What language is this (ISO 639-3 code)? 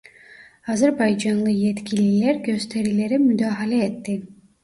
tur